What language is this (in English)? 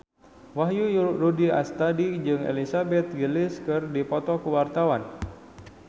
Sundanese